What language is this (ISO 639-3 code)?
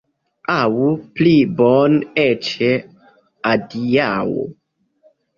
epo